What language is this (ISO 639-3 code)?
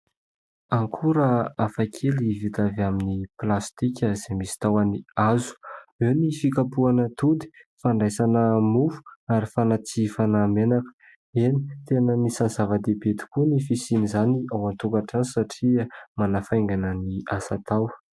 mlg